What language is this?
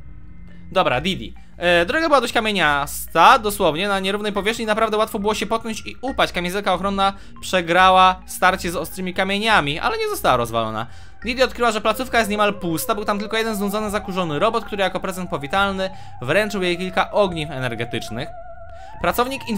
Polish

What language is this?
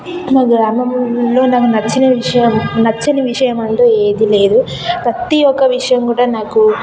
Telugu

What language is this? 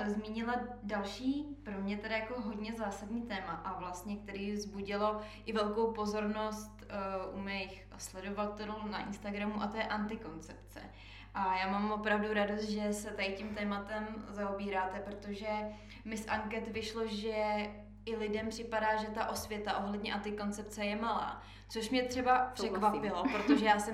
Czech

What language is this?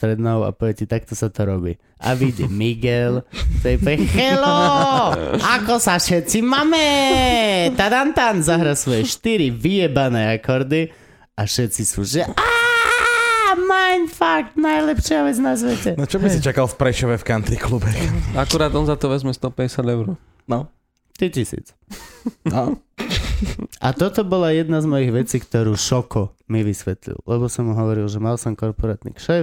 Slovak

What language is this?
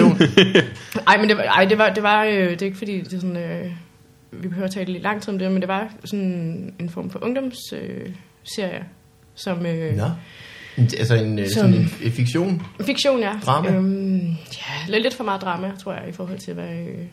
Danish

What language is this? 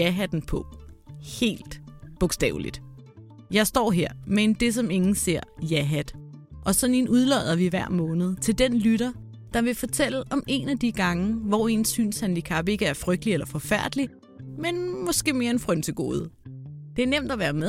Danish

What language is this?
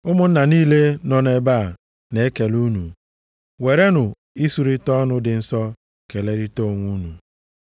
Igbo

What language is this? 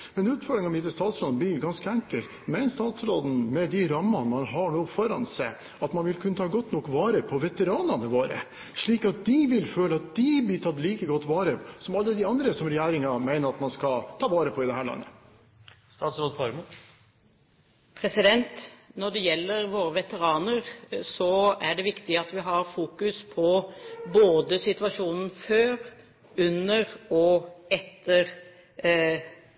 Norwegian Bokmål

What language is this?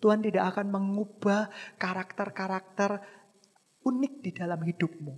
Indonesian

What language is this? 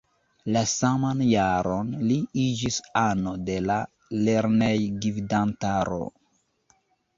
Esperanto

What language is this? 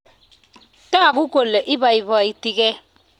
Kalenjin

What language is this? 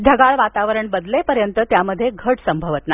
Marathi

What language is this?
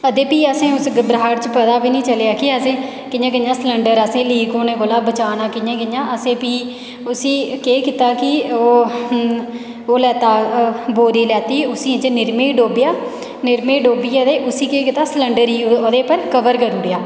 Dogri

